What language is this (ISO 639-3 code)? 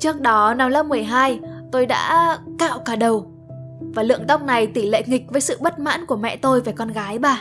vie